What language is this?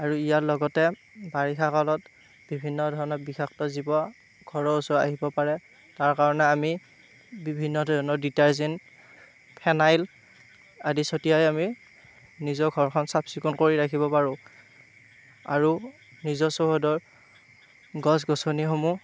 Assamese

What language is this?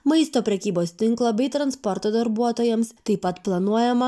Lithuanian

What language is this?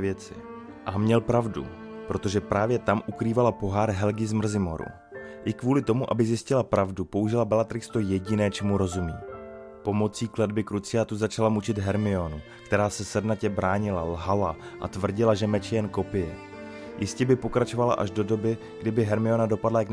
Czech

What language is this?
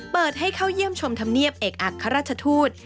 Thai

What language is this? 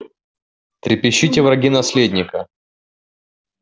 Russian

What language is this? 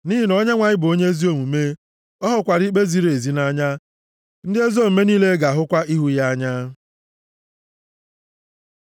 Igbo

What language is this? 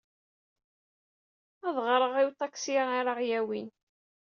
Kabyle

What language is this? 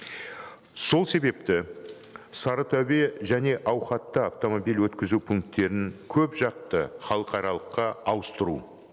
Kazakh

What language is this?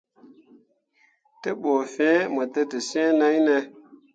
Mundang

